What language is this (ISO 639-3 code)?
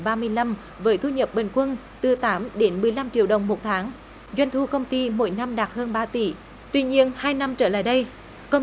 vie